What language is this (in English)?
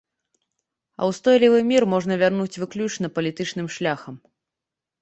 Belarusian